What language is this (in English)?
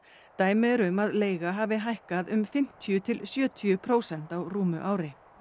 Icelandic